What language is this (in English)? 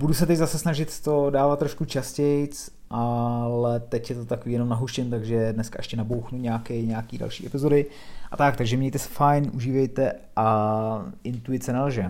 Czech